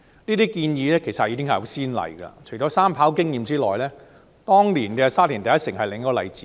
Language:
Cantonese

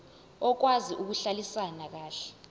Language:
Zulu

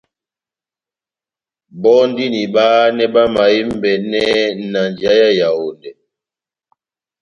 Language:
Batanga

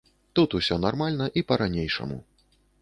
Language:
Belarusian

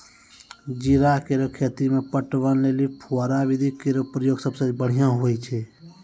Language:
Maithili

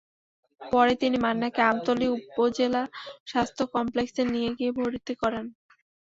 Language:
Bangla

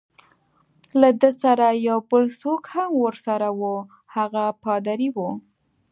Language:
Pashto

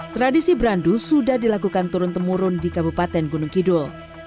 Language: Indonesian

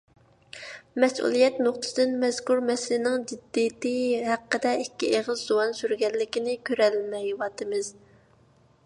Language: Uyghur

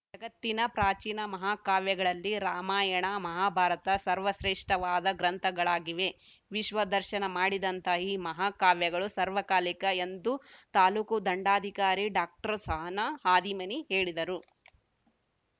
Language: Kannada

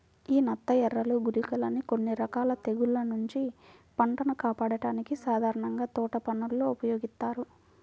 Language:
Telugu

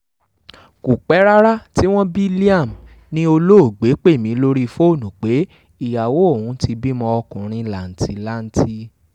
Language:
Yoruba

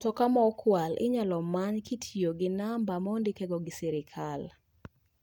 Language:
Luo (Kenya and Tanzania)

